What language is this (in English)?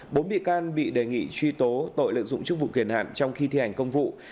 Vietnamese